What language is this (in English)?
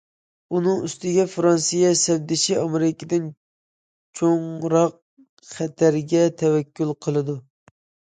Uyghur